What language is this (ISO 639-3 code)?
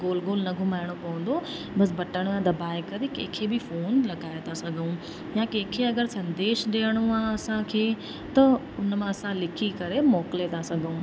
snd